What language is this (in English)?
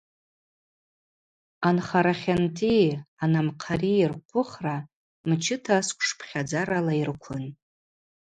Abaza